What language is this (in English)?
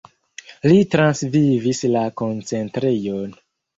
Esperanto